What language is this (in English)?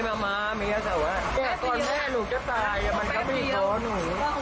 Thai